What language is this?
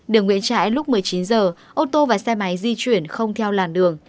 Vietnamese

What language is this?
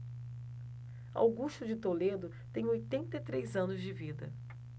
Portuguese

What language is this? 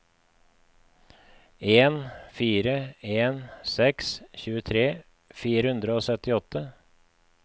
Norwegian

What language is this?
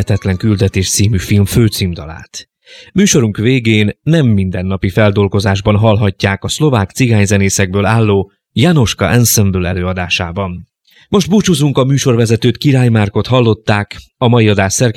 Hungarian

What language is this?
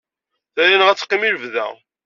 Kabyle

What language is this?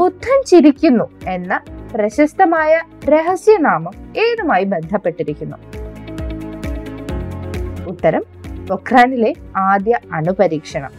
Malayalam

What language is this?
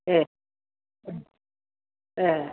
Bodo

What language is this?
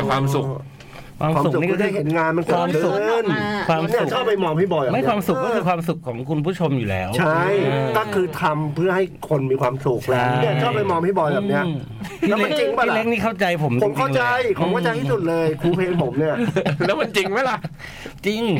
Thai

